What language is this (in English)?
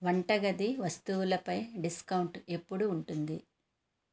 Telugu